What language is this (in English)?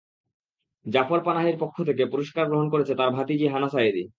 Bangla